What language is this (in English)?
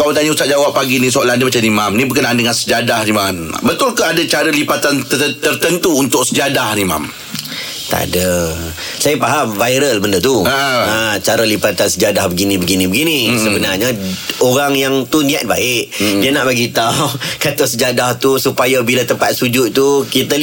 Malay